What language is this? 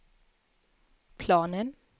Swedish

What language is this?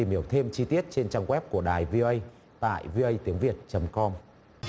Vietnamese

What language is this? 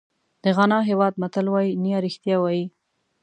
Pashto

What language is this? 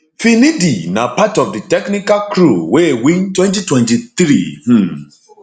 Nigerian Pidgin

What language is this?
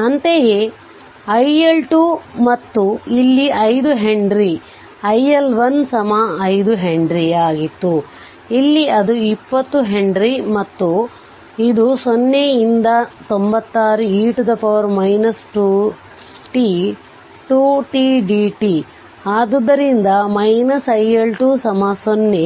Kannada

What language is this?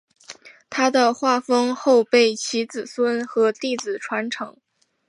Chinese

